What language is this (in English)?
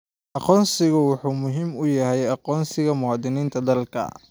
Somali